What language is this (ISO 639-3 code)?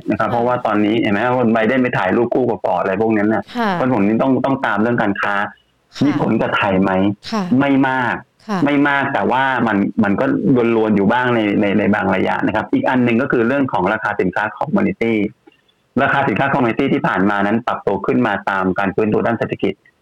tha